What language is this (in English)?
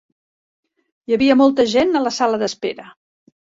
Catalan